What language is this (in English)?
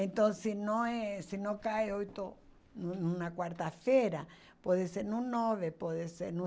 Portuguese